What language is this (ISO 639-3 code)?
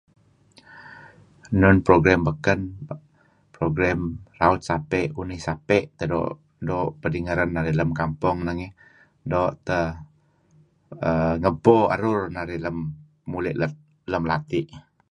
kzi